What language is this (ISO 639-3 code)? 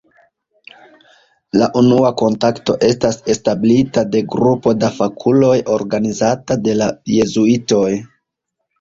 epo